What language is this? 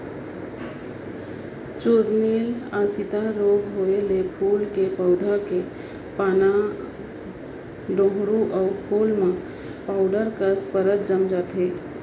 Chhattisgarhi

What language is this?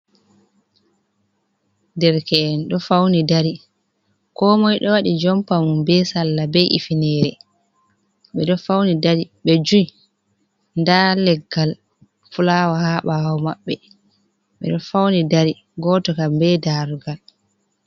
Fula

